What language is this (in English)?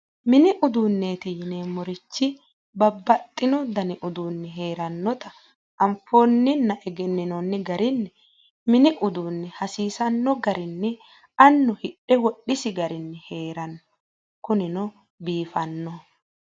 Sidamo